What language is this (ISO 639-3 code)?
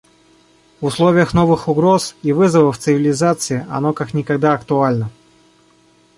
rus